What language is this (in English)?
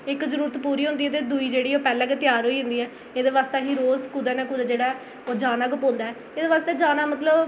Dogri